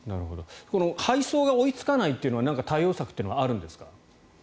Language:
Japanese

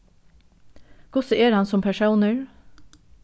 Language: Faroese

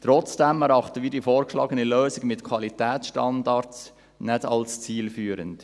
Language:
Swiss German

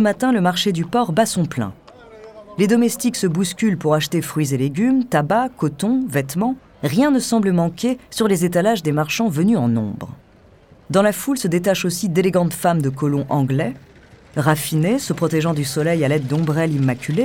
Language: French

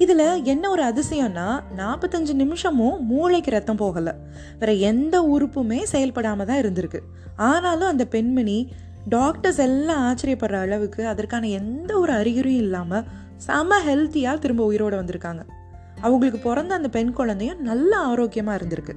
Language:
Tamil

